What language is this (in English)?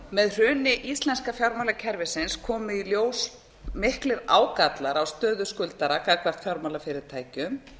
Icelandic